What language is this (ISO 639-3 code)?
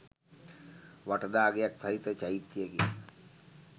sin